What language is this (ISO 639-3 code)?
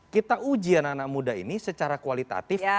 ind